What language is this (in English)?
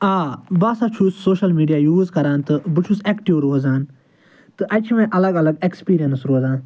Kashmiri